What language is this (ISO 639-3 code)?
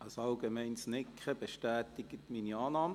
gsw